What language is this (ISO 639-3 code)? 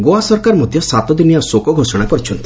ori